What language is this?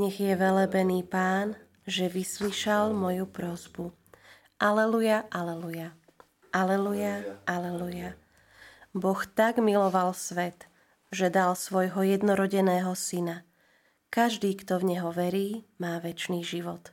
Slovak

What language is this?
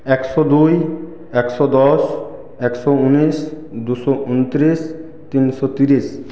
Bangla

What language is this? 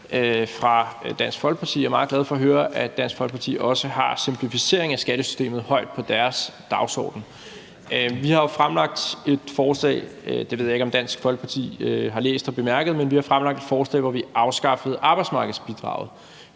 Danish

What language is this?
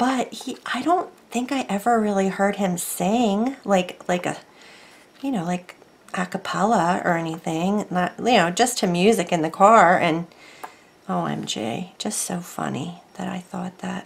English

